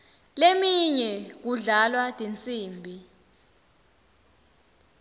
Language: Swati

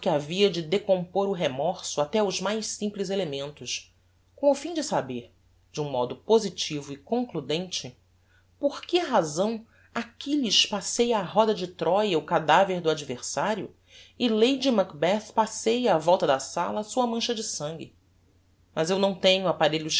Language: Portuguese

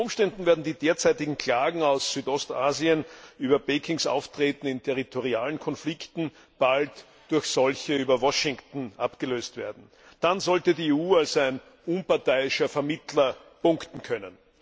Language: German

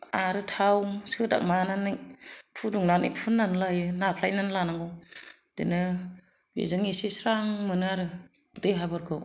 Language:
Bodo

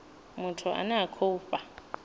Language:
Venda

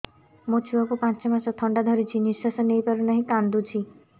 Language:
Odia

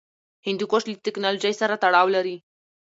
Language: Pashto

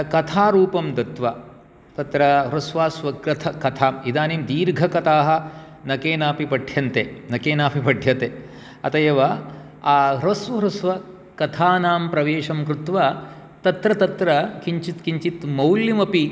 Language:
Sanskrit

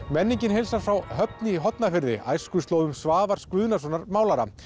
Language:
Icelandic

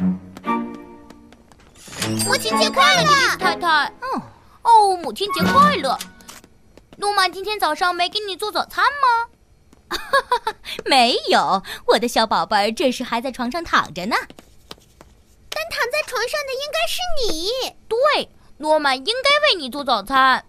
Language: Chinese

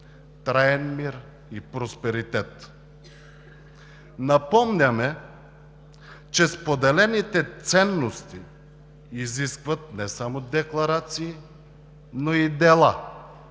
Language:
Bulgarian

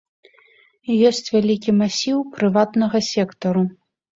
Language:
Belarusian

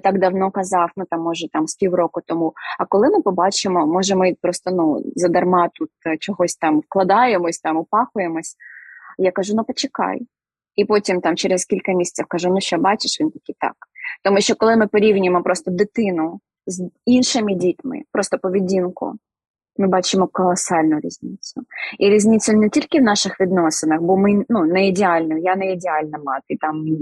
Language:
Ukrainian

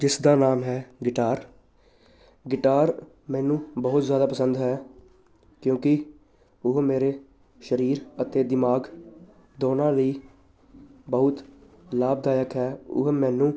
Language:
Punjabi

